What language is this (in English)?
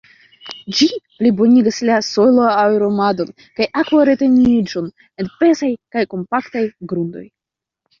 Esperanto